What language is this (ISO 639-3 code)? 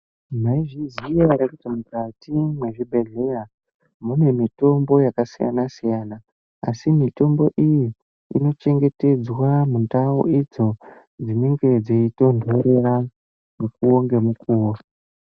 ndc